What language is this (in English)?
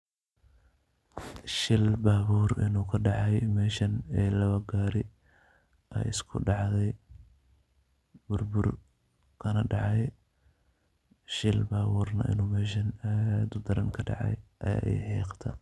Somali